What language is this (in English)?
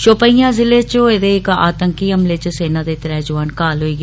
Dogri